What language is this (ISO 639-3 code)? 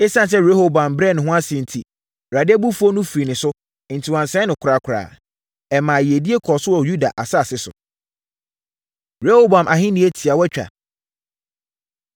aka